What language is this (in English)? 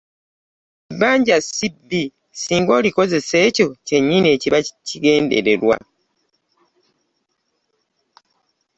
Ganda